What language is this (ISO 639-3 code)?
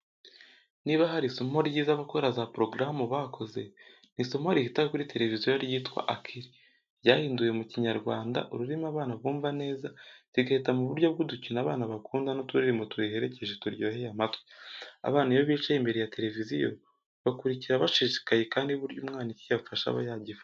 kin